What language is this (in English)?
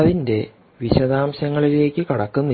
Malayalam